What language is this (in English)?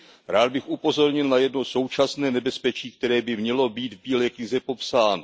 Czech